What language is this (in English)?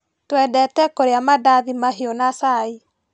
Kikuyu